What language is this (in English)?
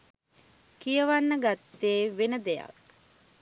Sinhala